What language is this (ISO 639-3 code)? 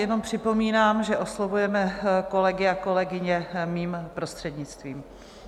ces